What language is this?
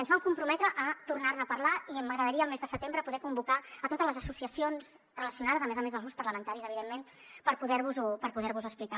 Catalan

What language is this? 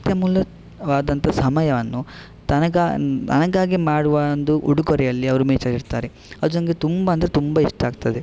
Kannada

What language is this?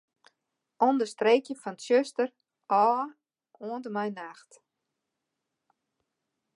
Western Frisian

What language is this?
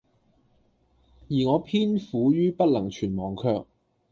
Cantonese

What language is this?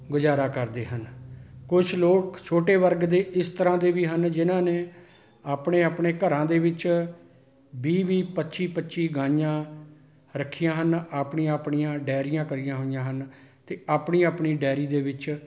Punjabi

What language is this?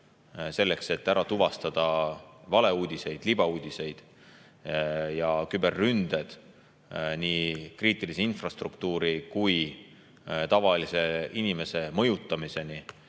Estonian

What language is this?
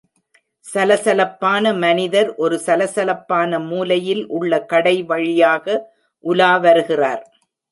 Tamil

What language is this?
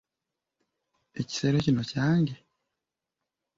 Ganda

